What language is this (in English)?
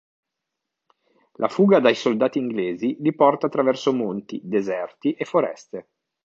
Italian